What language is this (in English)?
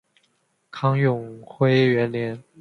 Chinese